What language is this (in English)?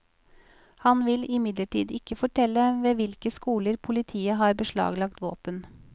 Norwegian